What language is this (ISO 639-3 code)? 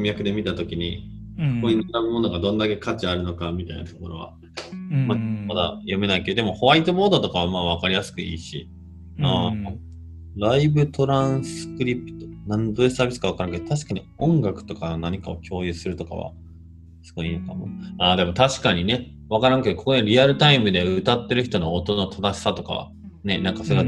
jpn